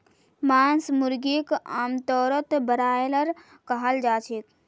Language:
Magahi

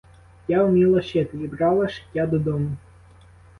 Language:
Ukrainian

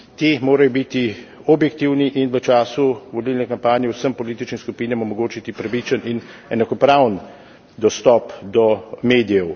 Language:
Slovenian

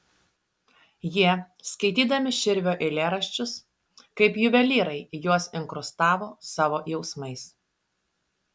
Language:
Lithuanian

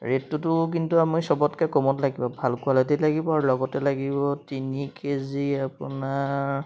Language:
Assamese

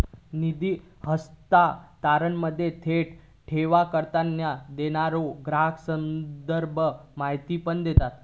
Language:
Marathi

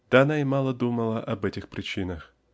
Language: Russian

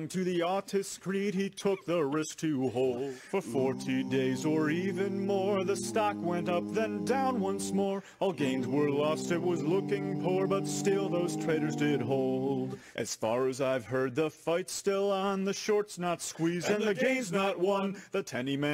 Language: English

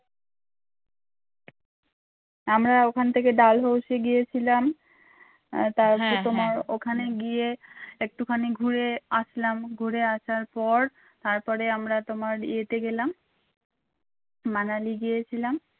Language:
Bangla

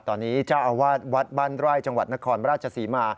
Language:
Thai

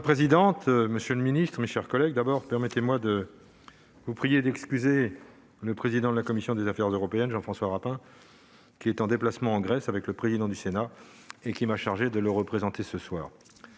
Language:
French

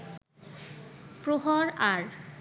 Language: Bangla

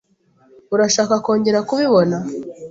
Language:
Kinyarwanda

